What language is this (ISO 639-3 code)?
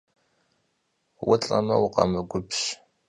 kbd